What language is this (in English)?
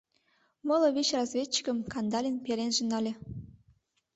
Mari